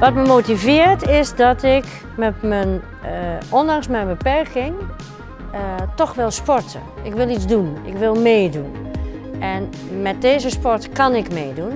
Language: Dutch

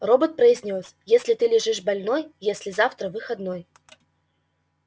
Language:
Russian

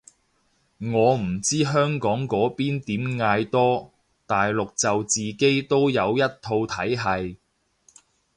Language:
Cantonese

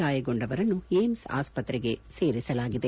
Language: Kannada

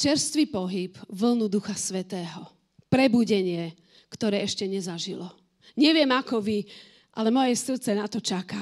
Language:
Slovak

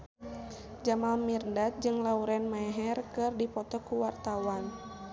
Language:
Sundanese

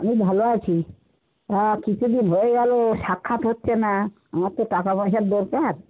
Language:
Bangla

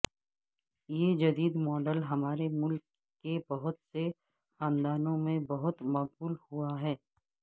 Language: Urdu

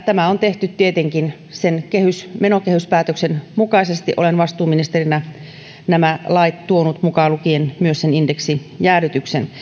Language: Finnish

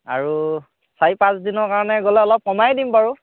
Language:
Assamese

